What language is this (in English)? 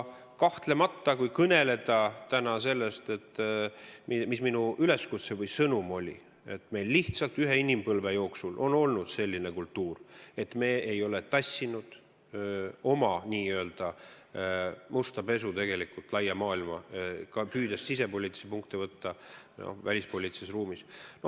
Estonian